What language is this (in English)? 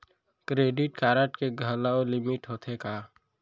Chhattisgarhi